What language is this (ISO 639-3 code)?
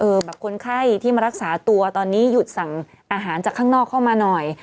tha